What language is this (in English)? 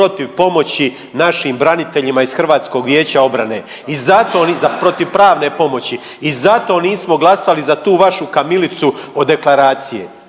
Croatian